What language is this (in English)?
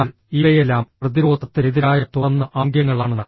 Malayalam